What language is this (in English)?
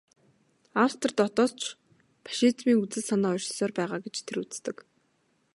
Mongolian